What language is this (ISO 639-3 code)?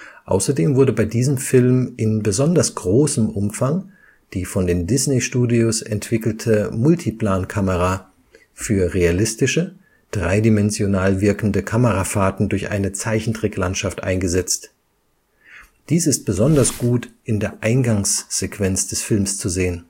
deu